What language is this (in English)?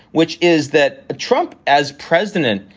English